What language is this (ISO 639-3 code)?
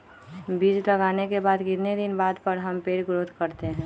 mag